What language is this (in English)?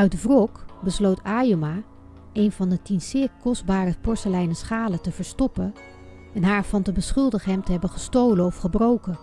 Dutch